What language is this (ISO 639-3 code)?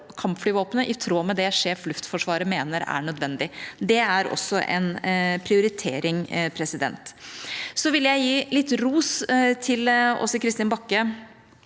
nor